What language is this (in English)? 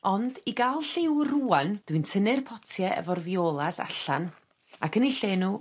Welsh